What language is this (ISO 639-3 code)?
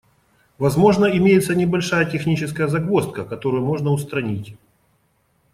rus